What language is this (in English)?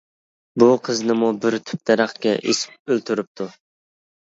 Uyghur